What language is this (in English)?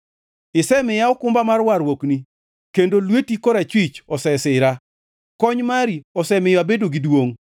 Luo (Kenya and Tanzania)